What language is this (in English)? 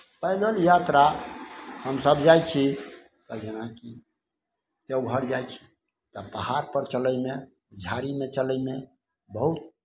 Maithili